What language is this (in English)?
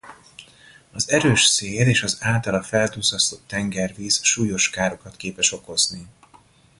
Hungarian